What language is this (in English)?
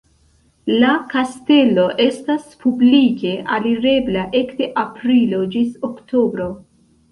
Esperanto